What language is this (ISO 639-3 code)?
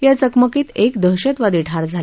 mar